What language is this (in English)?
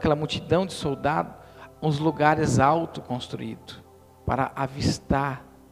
Portuguese